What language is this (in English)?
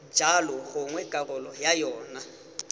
Tswana